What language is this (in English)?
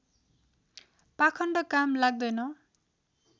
Nepali